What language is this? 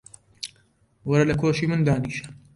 Central Kurdish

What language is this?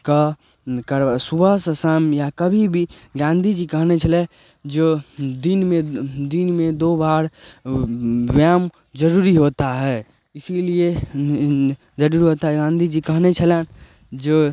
Maithili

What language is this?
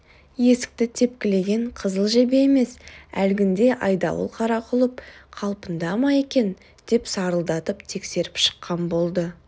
Kazakh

